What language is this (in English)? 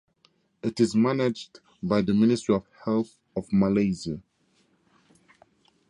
English